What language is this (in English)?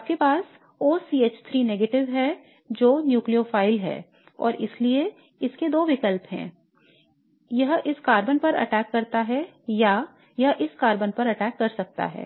Hindi